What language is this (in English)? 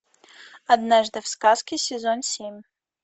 Russian